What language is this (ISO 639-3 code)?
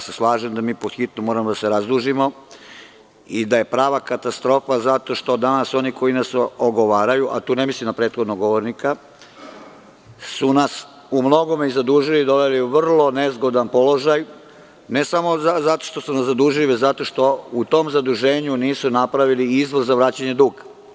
srp